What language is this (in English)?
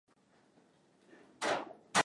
Swahili